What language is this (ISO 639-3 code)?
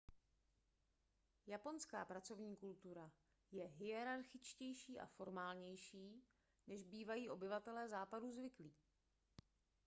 ces